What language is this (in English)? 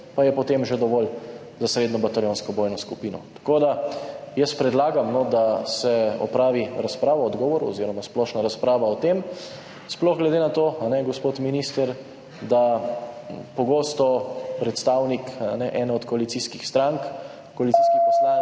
Slovenian